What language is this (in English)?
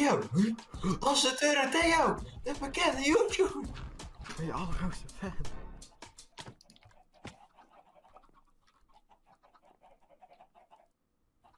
Dutch